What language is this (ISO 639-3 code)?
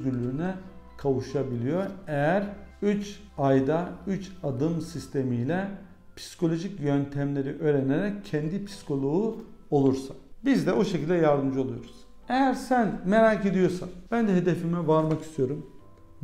tur